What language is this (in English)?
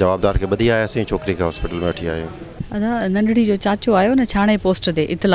Hindi